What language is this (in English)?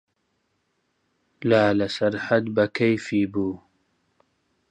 Central Kurdish